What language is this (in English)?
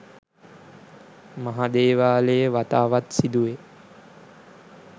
Sinhala